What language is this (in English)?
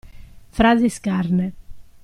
Italian